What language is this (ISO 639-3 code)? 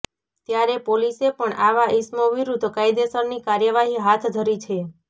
guj